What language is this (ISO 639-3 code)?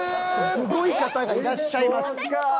jpn